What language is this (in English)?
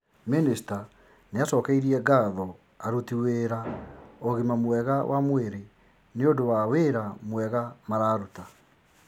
Kikuyu